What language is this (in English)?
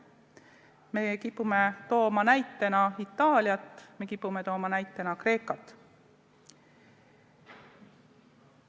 Estonian